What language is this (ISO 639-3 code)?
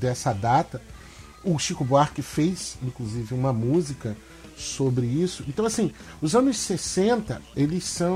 por